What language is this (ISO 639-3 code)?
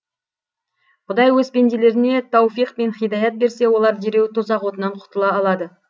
kaz